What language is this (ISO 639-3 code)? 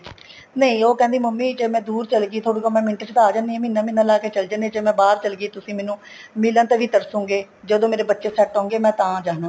pan